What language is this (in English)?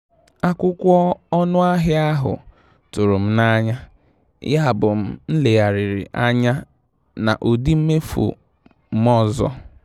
Igbo